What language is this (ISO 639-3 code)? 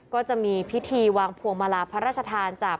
tha